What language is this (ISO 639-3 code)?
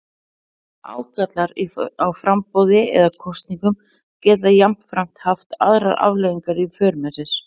isl